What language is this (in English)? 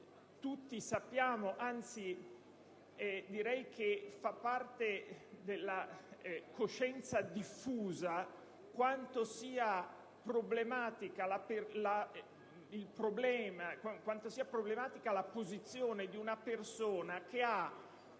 Italian